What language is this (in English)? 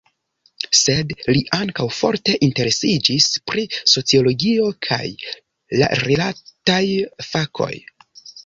Esperanto